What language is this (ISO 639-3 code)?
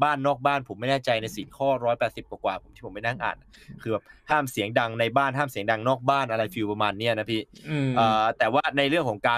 tha